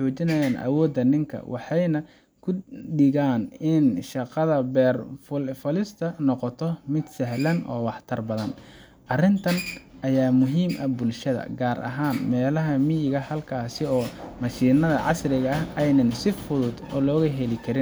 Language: Somali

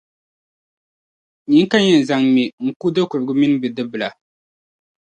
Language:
Dagbani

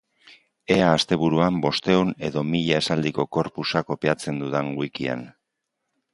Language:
Basque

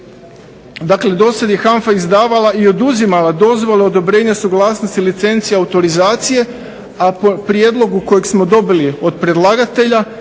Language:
Croatian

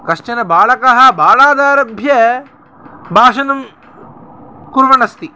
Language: Sanskrit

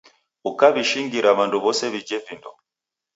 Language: Taita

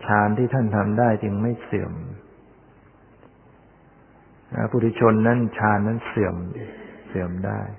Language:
Thai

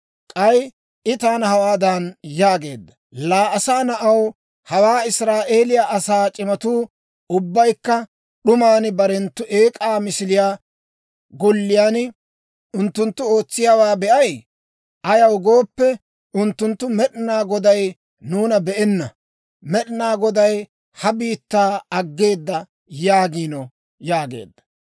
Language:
Dawro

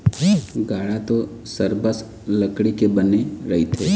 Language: Chhattisgarhi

